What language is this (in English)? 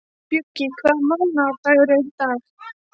Icelandic